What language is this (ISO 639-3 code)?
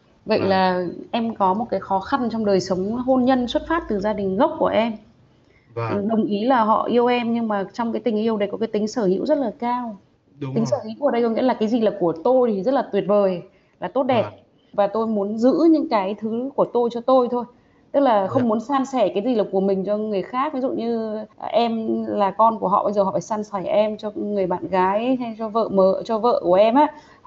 vie